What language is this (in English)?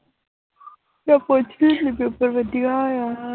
Punjabi